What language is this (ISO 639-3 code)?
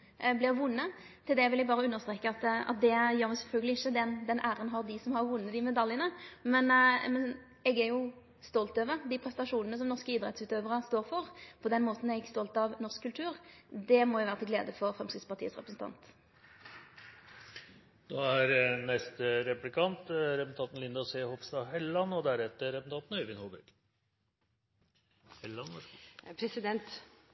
nor